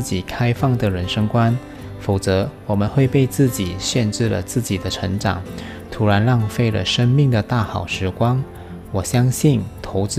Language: Chinese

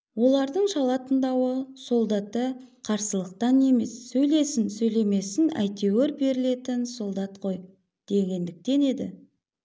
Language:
Kazakh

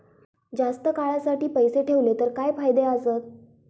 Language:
Marathi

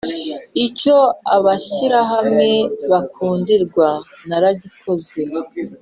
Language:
Kinyarwanda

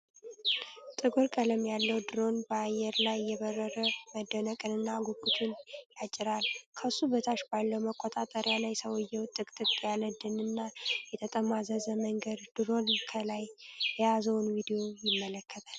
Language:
Amharic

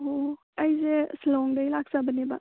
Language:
Manipuri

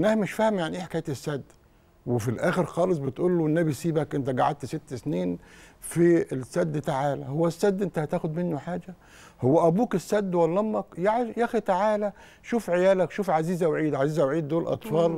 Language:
Arabic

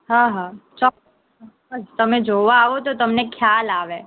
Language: Gujarati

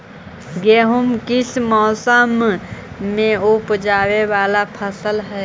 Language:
Magahi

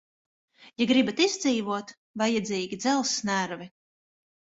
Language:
Latvian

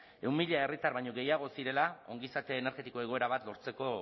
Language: Basque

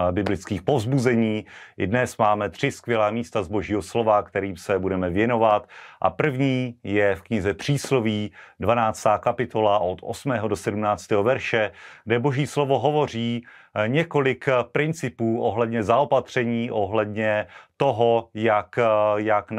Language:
Czech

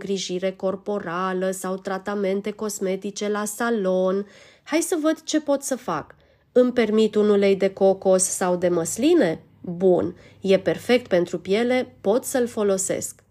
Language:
Romanian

